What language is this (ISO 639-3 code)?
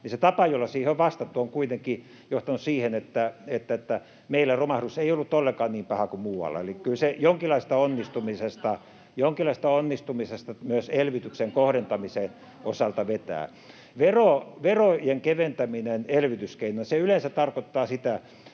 fin